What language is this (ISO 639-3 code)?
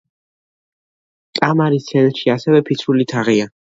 kat